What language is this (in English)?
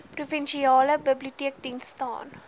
Afrikaans